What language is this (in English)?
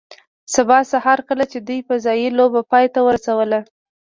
Pashto